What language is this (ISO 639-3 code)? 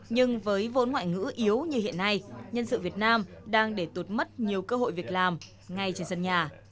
vie